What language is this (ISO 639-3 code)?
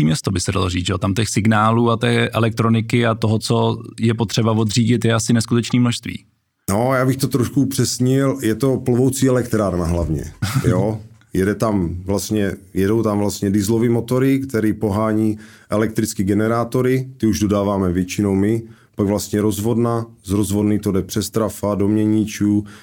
ces